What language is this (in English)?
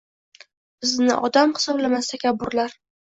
Uzbek